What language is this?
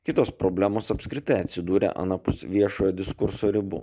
Lithuanian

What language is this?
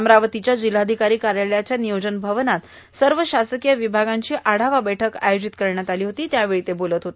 Marathi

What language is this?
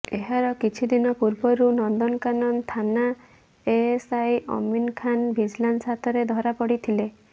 Odia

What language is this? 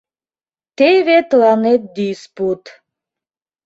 Mari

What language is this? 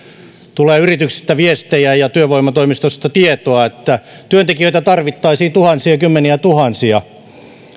Finnish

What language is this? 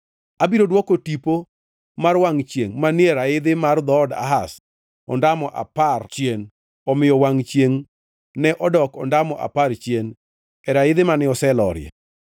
Luo (Kenya and Tanzania)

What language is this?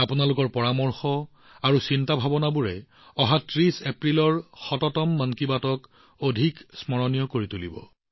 Assamese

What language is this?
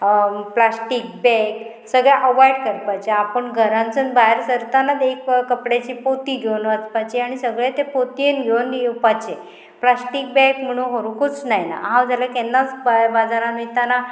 Konkani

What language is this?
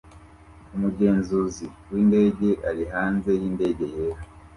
Kinyarwanda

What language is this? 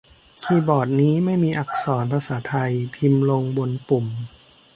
Thai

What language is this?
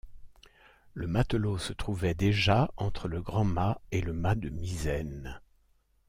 French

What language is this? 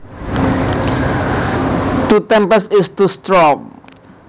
Javanese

